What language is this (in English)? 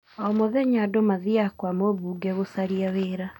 Kikuyu